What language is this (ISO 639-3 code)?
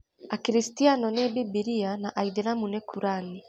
kik